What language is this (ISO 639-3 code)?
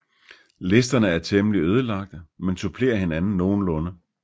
dan